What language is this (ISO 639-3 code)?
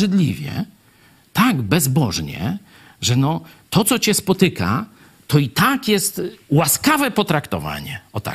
pol